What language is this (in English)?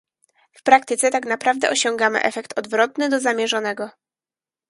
Polish